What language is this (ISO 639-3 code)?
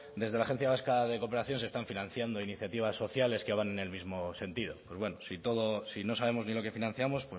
spa